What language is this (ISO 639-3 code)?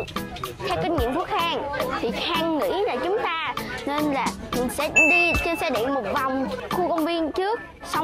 vie